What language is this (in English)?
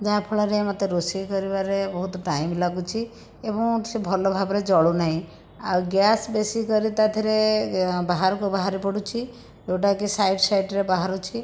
Odia